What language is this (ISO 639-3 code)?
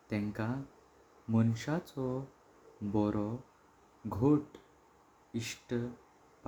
kok